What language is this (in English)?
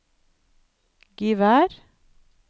Norwegian